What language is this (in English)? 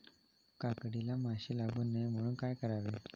Marathi